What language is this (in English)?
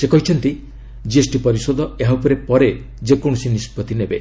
Odia